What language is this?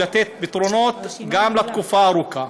Hebrew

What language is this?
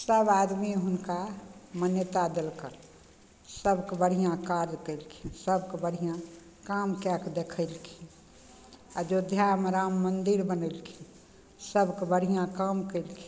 Maithili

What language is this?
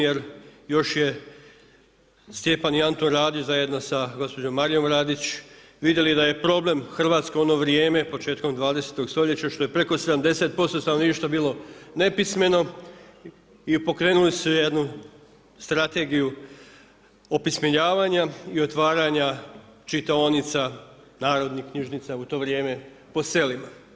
Croatian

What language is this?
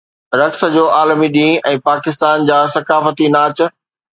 Sindhi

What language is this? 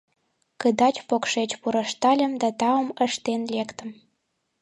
Mari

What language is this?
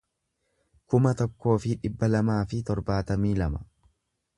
Oromo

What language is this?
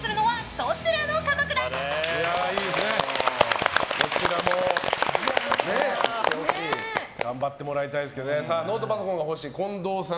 Japanese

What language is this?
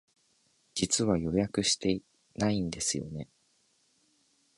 Japanese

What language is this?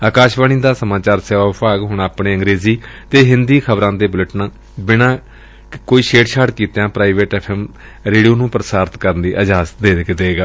Punjabi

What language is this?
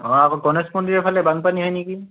Assamese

